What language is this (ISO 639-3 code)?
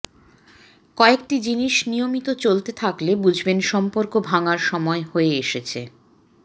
ben